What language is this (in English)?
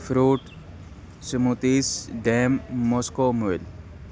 Urdu